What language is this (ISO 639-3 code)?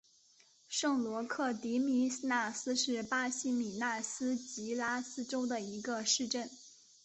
zho